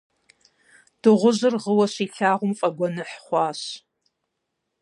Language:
Kabardian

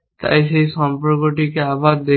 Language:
Bangla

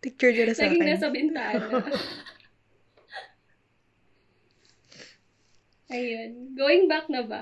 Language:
Filipino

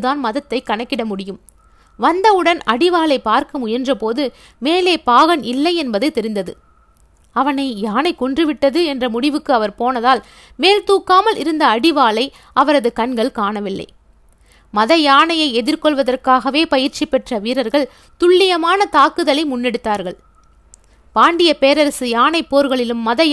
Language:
Tamil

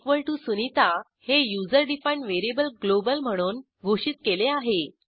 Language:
Marathi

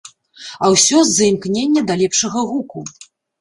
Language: Belarusian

